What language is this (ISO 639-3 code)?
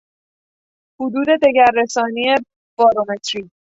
fas